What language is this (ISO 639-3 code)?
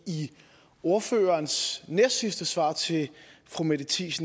dan